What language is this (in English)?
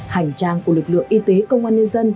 Vietnamese